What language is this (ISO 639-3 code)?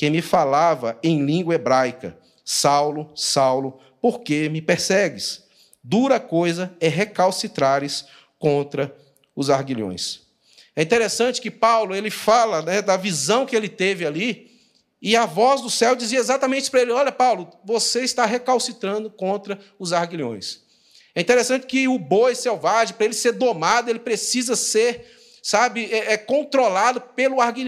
por